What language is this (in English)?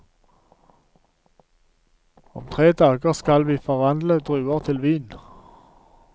Norwegian